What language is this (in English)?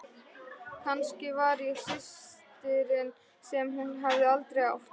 Icelandic